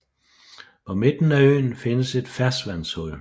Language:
Danish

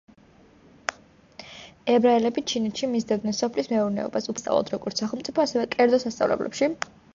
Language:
Georgian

